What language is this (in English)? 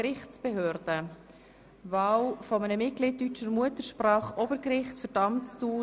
Swiss German